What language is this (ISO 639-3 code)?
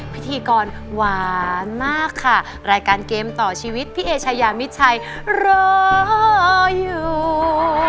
tha